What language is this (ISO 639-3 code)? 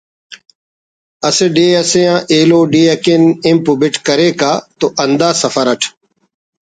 brh